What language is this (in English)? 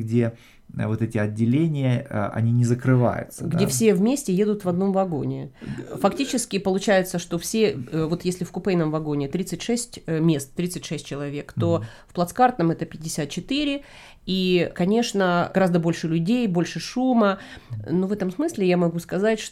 Russian